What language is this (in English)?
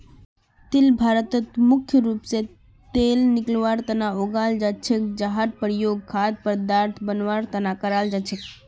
Magahi